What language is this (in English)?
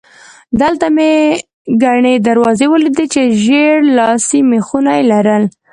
Pashto